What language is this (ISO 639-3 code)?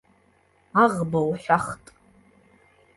abk